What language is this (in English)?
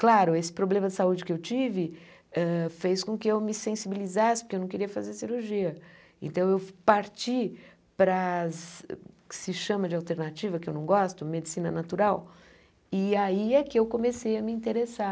Portuguese